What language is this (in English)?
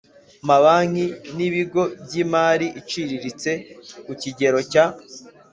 Kinyarwanda